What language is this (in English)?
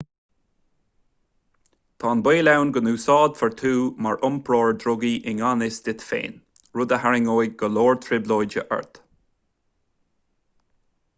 Irish